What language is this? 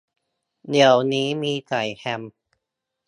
Thai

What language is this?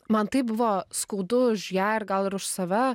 Lithuanian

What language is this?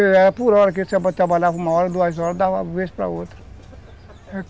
Portuguese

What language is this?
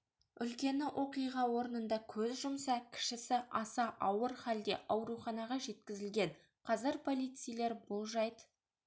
Kazakh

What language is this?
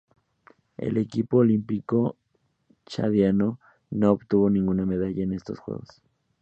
Spanish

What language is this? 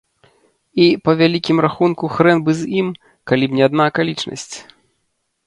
Belarusian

